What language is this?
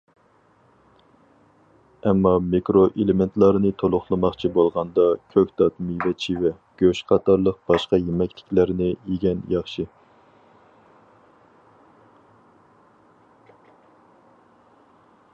Uyghur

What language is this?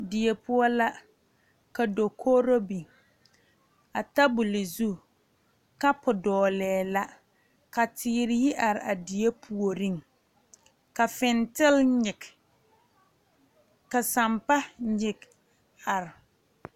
Southern Dagaare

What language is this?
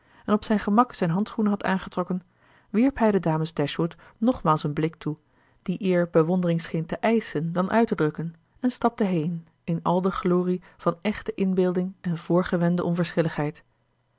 Dutch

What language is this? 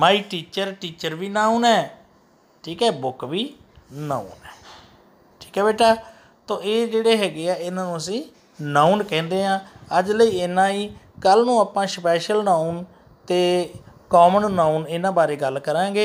Hindi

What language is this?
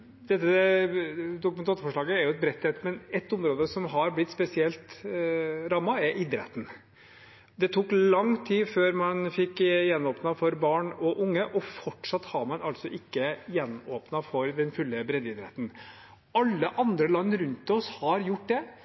Norwegian Bokmål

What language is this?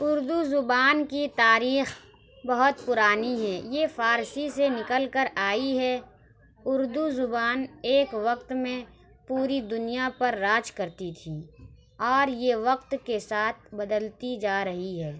Urdu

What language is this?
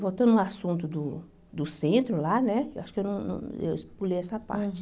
Portuguese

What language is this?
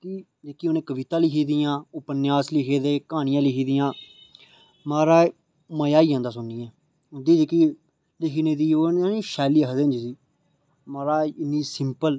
Dogri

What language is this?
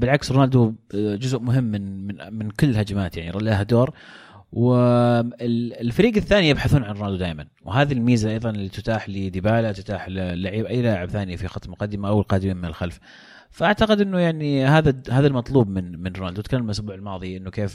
Arabic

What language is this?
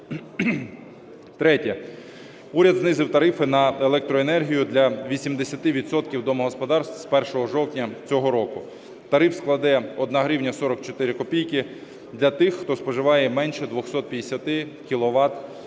Ukrainian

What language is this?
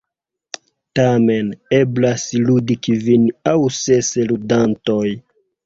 Esperanto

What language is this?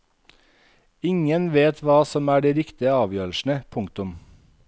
Norwegian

